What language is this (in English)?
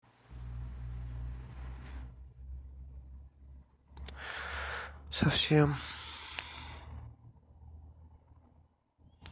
Russian